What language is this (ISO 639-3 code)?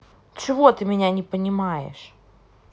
rus